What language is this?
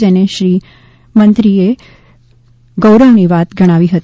Gujarati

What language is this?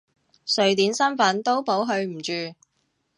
Cantonese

